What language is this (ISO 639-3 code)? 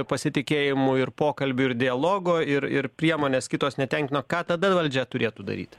lit